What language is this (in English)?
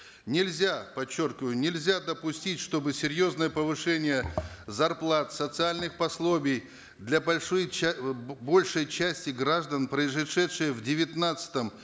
Kazakh